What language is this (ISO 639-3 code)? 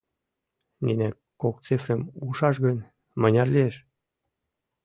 chm